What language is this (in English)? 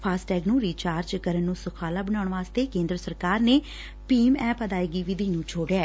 Punjabi